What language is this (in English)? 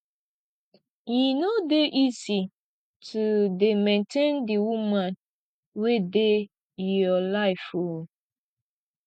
Nigerian Pidgin